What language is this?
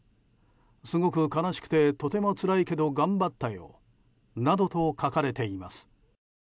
Japanese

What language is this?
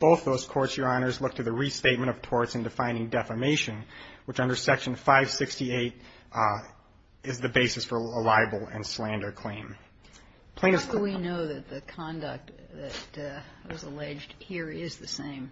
English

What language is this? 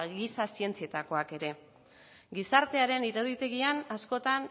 Basque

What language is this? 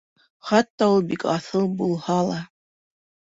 Bashkir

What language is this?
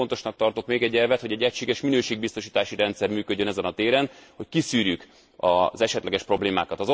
Hungarian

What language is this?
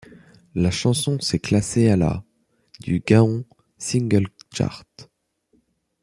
French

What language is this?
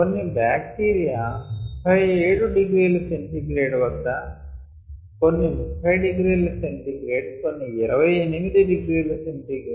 Telugu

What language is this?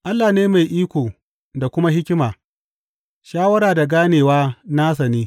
Hausa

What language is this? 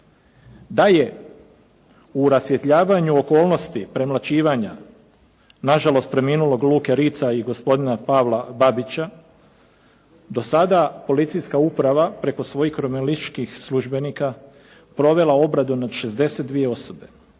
Croatian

